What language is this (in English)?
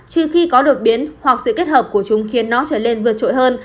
Vietnamese